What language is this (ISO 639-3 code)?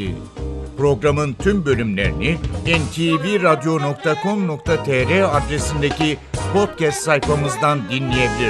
tur